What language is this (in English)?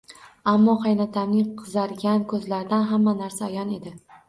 Uzbek